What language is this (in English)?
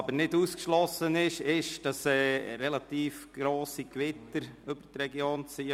Swiss German